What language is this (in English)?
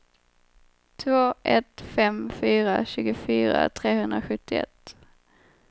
Swedish